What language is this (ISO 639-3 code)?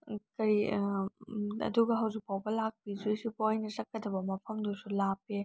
mni